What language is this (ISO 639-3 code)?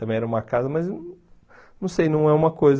por